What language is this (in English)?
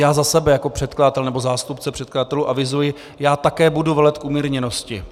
Czech